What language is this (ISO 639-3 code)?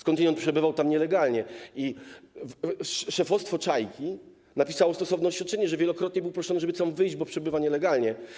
pol